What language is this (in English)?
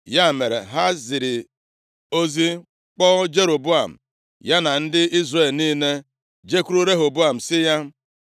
Igbo